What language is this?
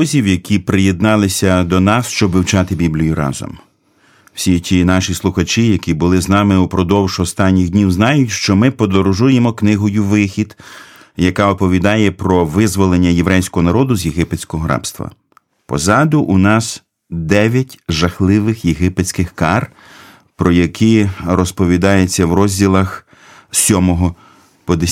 Ukrainian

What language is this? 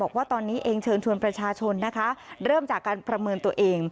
Thai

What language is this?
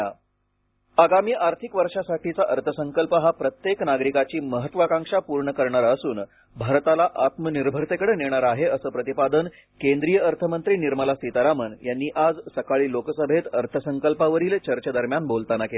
Marathi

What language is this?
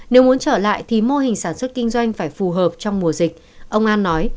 Vietnamese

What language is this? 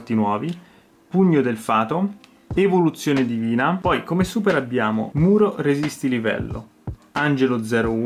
Italian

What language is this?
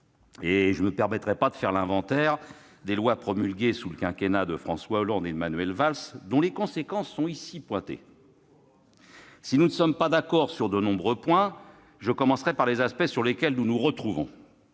French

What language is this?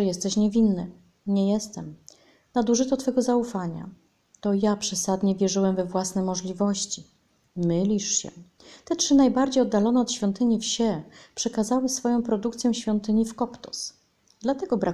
Polish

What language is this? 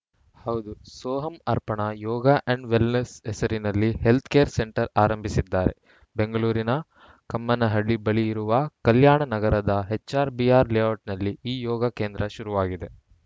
Kannada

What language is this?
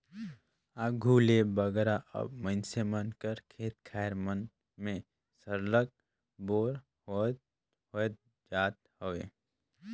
Chhattisgarhi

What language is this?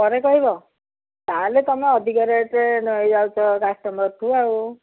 Odia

